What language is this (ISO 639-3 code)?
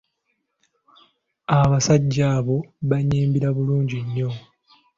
lug